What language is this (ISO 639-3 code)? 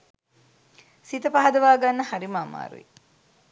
sin